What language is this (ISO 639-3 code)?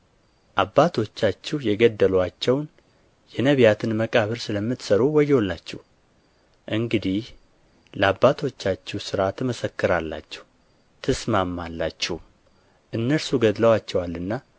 amh